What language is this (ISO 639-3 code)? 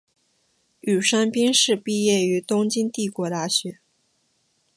zho